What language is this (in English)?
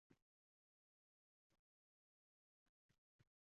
Uzbek